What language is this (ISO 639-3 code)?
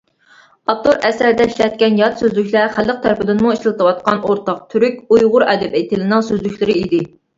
uig